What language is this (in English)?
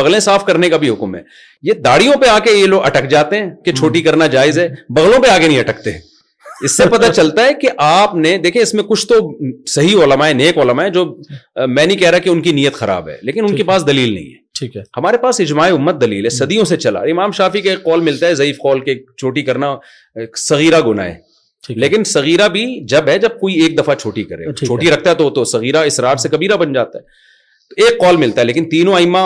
Urdu